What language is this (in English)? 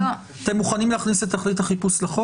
Hebrew